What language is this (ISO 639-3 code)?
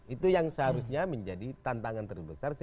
ind